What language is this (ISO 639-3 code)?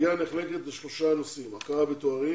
heb